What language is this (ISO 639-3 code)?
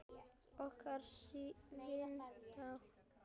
isl